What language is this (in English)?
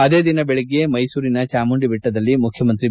Kannada